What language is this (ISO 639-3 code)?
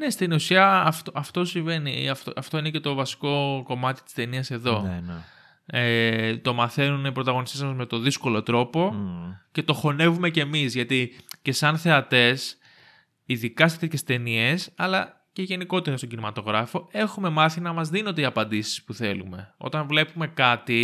ell